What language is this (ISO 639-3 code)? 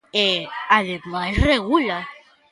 glg